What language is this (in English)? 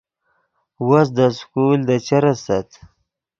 Yidgha